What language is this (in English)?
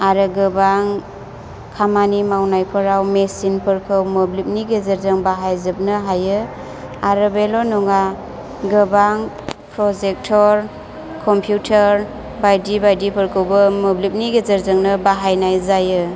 Bodo